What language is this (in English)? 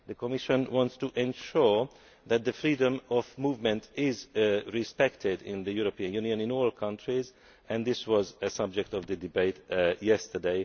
English